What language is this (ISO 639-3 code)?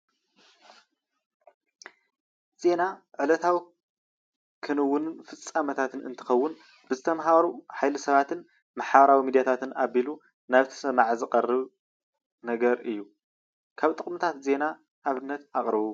tir